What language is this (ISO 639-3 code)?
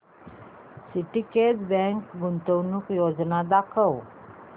mar